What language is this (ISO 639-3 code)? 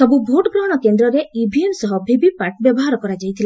ori